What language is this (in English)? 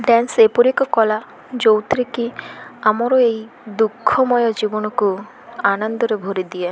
Odia